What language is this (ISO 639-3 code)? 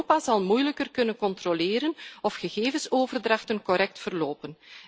nld